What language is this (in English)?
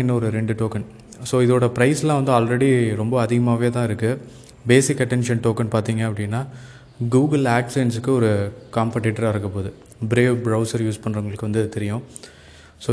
Tamil